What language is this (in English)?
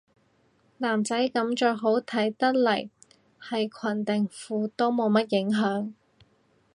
Cantonese